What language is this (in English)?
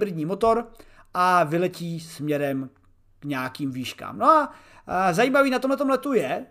Czech